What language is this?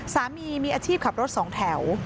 Thai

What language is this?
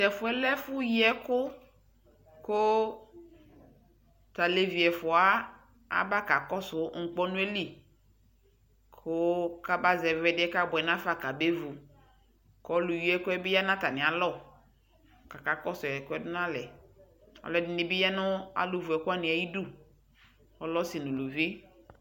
Ikposo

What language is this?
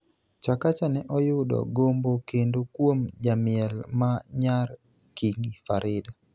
Luo (Kenya and Tanzania)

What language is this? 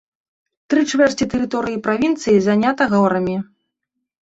Belarusian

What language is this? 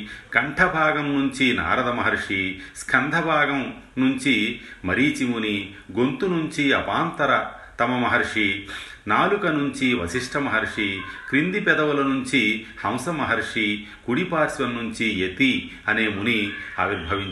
Telugu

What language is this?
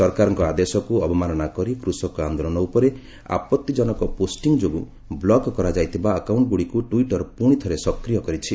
Odia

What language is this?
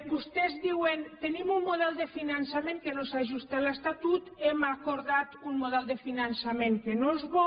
Catalan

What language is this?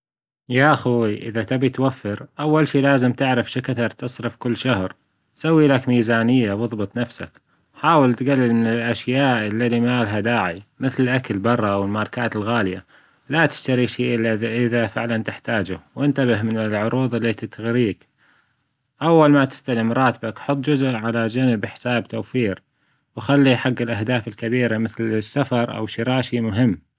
Gulf Arabic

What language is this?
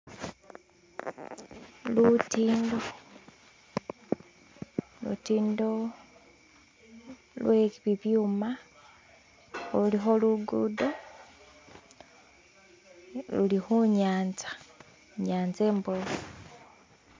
Masaaba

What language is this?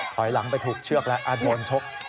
Thai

